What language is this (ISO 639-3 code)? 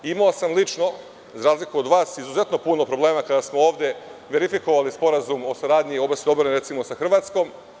srp